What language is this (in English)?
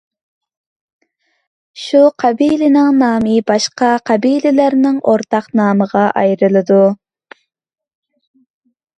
Uyghur